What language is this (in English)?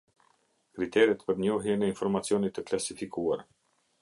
Albanian